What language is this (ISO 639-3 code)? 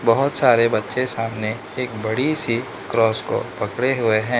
hin